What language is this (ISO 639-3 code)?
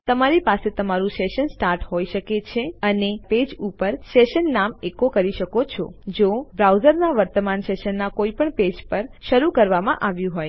guj